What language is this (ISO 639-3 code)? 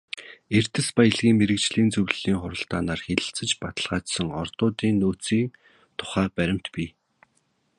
mon